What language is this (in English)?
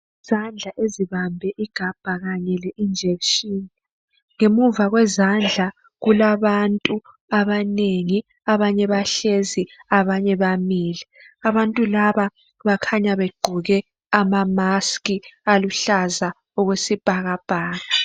North Ndebele